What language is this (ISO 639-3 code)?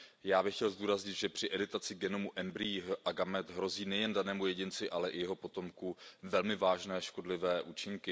ces